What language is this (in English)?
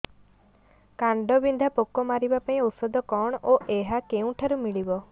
Odia